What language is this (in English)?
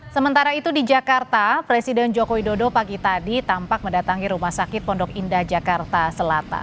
Indonesian